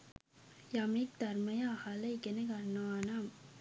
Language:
Sinhala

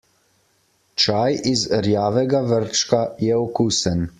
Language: Slovenian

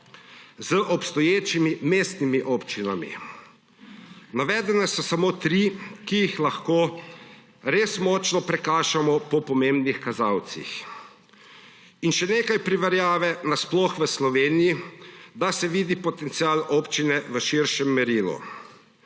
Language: Slovenian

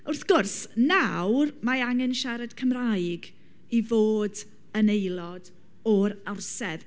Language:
Welsh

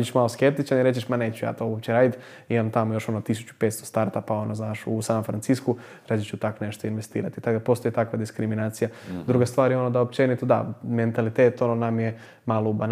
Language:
Croatian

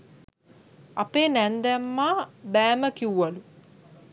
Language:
Sinhala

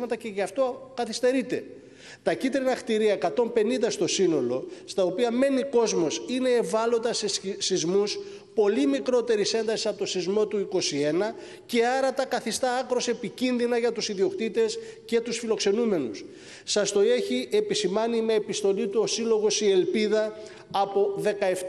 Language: Greek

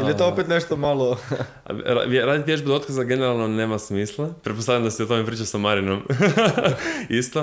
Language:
Croatian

